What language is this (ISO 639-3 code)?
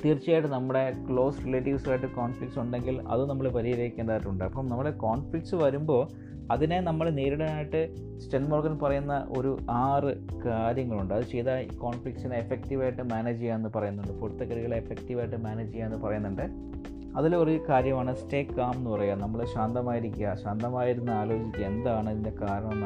mal